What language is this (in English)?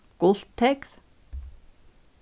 Faroese